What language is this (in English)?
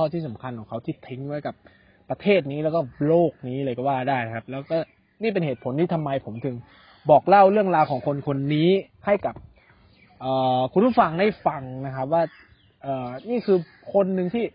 Thai